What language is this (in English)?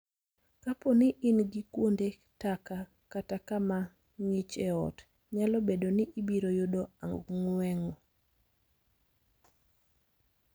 Luo (Kenya and Tanzania)